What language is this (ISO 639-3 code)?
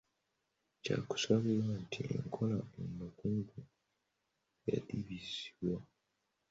lug